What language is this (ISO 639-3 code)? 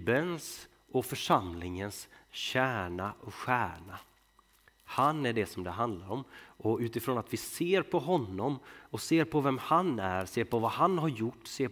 swe